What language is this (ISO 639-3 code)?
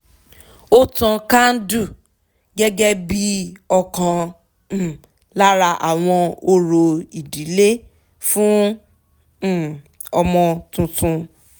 yor